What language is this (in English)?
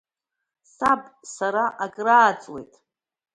Abkhazian